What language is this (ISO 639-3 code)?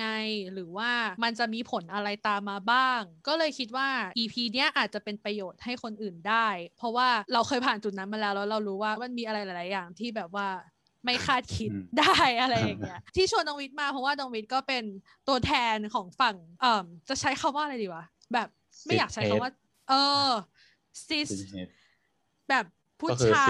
tha